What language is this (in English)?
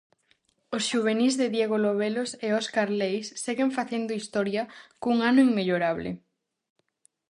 Galician